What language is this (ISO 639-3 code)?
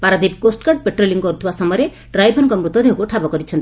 ori